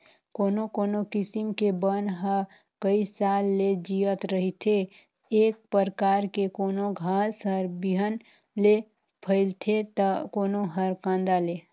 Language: Chhattisgarhi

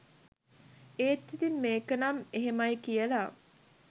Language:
Sinhala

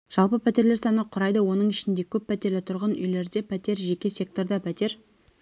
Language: Kazakh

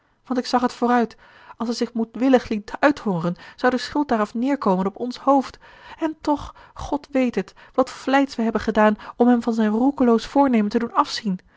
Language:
Dutch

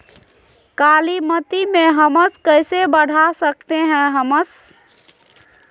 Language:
Magahi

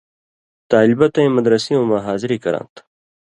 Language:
Indus Kohistani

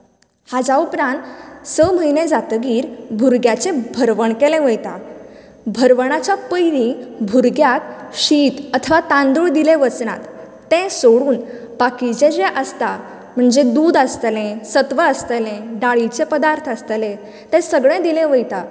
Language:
Konkani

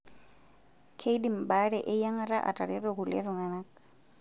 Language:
Masai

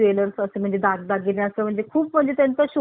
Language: Marathi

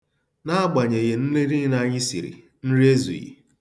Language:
Igbo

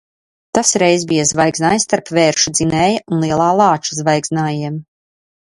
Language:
Latvian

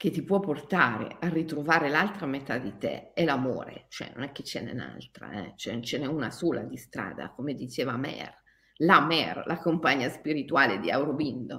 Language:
Italian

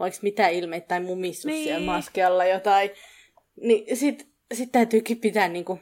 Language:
Finnish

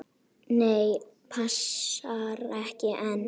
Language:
Icelandic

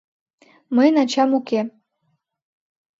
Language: Mari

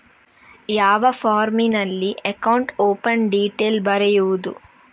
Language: Kannada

